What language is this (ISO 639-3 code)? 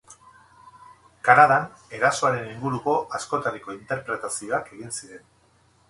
eus